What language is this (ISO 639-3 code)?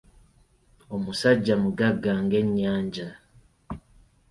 lug